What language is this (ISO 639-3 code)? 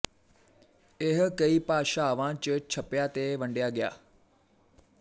pan